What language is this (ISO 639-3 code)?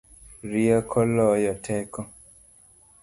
luo